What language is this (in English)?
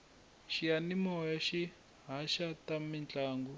Tsonga